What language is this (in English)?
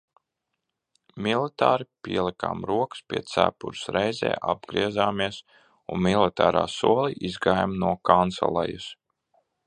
Latvian